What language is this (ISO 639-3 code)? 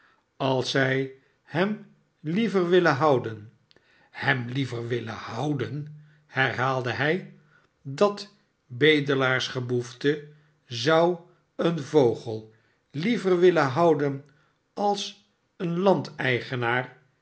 nld